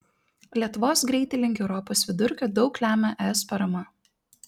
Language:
Lithuanian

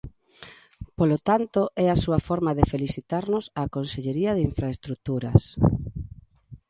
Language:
Galician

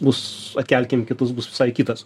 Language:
Lithuanian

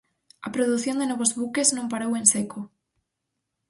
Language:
Galician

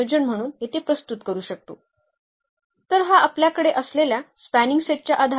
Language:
Marathi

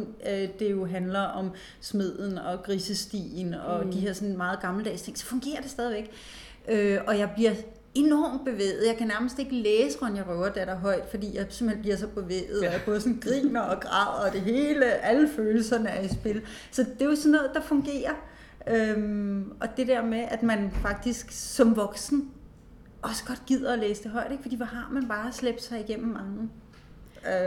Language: Danish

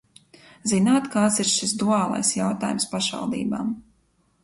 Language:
Latvian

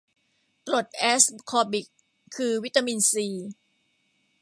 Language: Thai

